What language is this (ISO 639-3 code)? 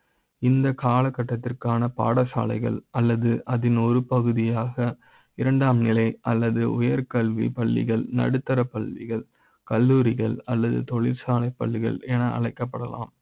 tam